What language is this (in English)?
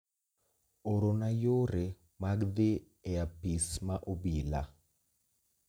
Luo (Kenya and Tanzania)